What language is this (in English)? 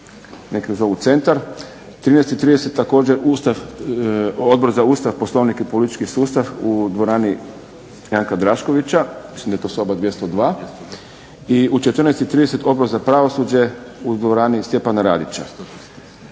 Croatian